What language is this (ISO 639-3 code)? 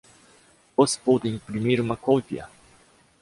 por